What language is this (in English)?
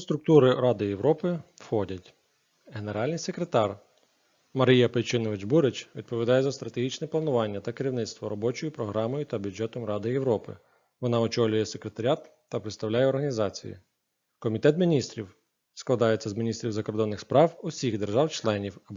Ukrainian